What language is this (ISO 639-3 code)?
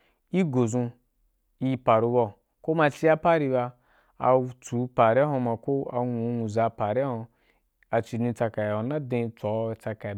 juk